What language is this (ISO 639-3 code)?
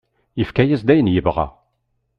kab